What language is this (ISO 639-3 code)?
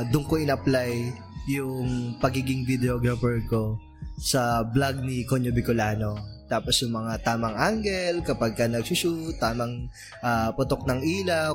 fil